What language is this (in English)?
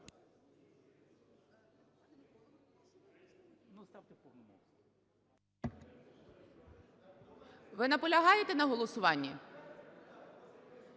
Ukrainian